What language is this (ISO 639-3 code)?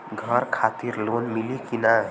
bho